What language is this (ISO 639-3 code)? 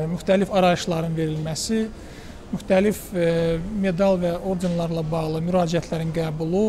tur